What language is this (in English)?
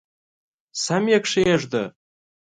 Pashto